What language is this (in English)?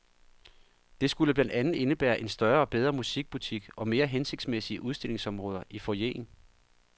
Danish